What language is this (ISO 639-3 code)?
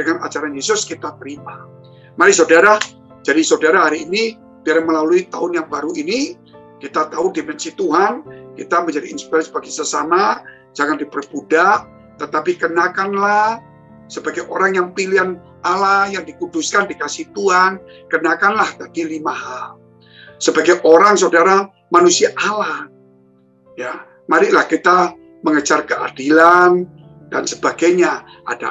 ind